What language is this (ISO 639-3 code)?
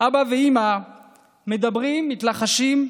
heb